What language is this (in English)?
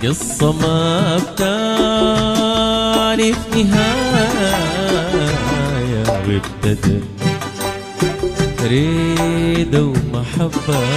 Arabic